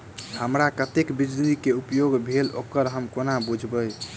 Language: Maithili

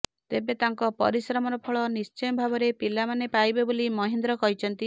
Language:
Odia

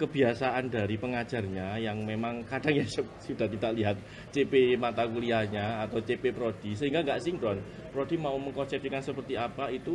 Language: Indonesian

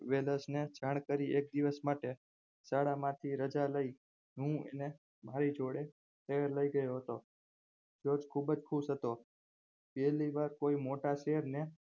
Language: Gujarati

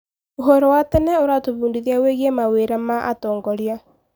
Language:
Kikuyu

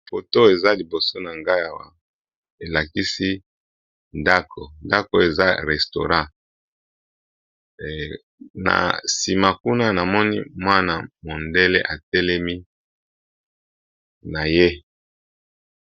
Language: Lingala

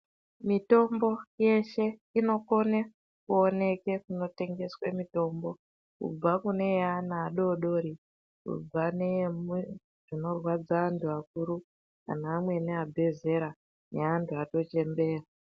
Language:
Ndau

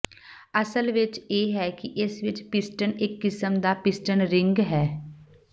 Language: Punjabi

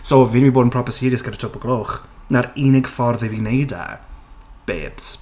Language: Welsh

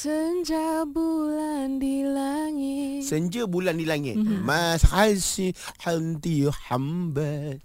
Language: Malay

